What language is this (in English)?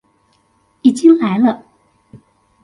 Chinese